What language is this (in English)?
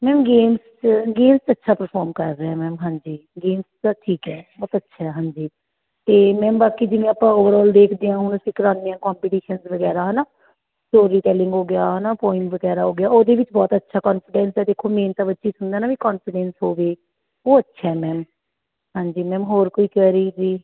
Punjabi